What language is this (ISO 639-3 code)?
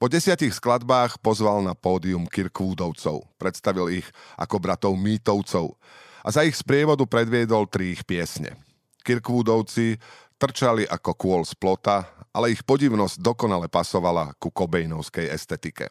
slk